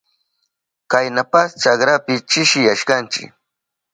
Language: Southern Pastaza Quechua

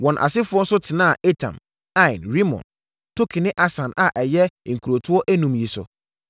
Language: Akan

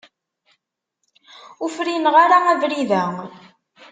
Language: Kabyle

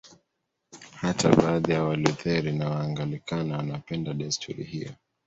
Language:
Swahili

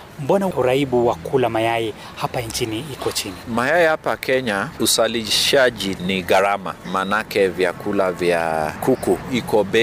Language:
Swahili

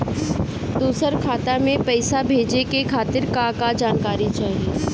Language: Bhojpuri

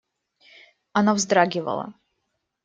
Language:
Russian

